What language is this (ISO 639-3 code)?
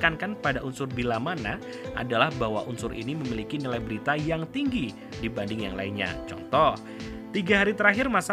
ind